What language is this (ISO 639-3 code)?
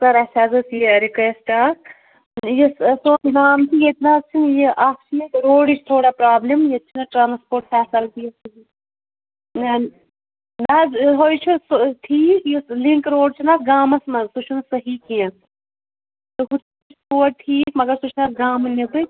kas